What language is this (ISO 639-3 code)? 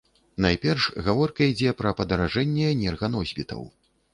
bel